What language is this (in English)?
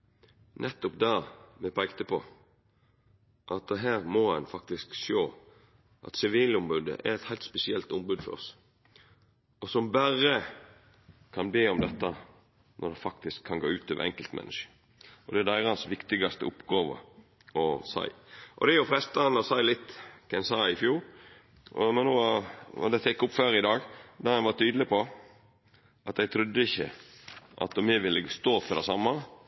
Norwegian